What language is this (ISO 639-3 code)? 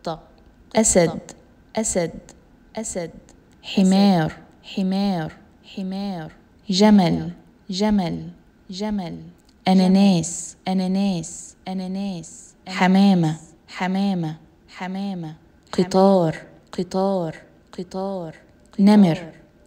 ara